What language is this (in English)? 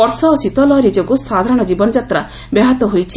Odia